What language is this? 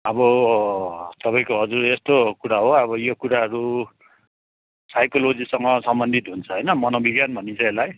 Nepali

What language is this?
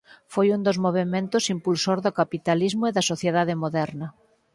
Galician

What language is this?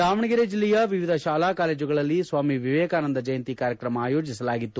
Kannada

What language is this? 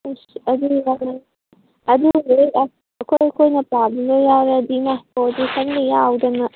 Manipuri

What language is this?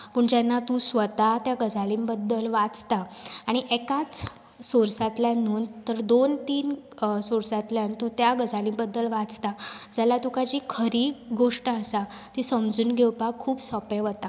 Konkani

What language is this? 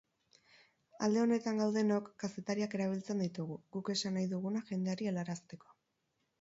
Basque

